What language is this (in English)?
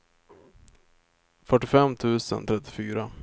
Swedish